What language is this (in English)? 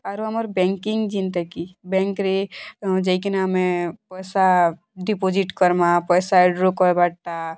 Odia